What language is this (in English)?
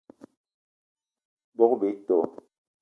Eton (Cameroon)